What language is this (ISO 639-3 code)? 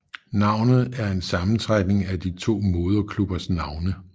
dan